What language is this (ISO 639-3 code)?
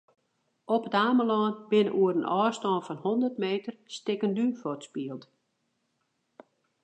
fry